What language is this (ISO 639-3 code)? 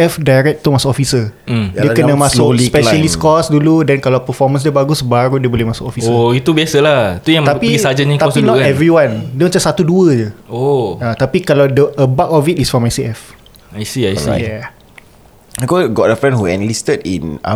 msa